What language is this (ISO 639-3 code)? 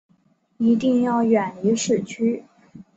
zho